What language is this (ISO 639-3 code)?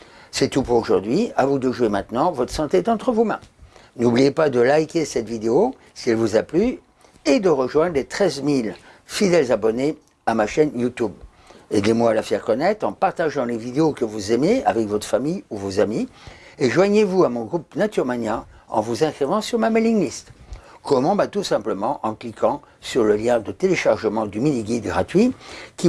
fra